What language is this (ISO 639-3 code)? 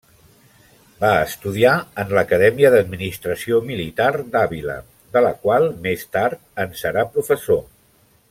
cat